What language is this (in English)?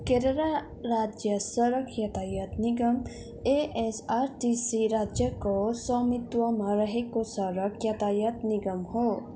Nepali